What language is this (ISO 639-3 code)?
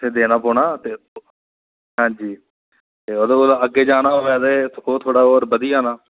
doi